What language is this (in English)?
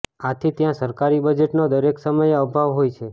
Gujarati